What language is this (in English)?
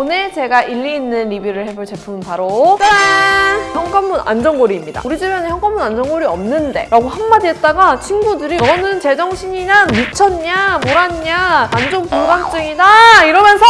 Korean